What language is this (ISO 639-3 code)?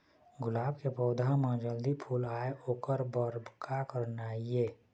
hne